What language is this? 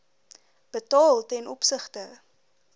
Afrikaans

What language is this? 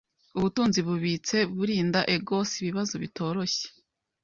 Kinyarwanda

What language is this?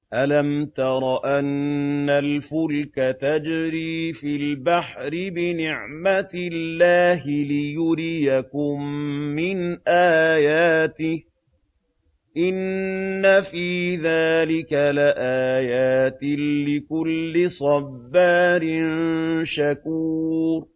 Arabic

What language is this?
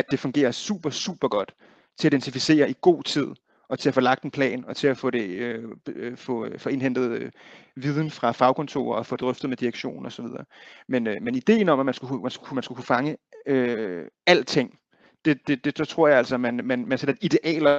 Danish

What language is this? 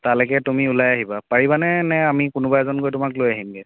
Assamese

